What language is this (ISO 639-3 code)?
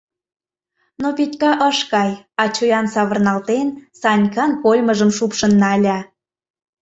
chm